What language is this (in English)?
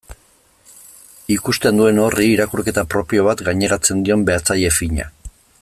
Basque